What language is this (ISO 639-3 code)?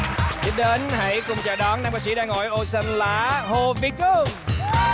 vie